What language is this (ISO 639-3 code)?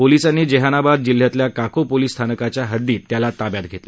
mar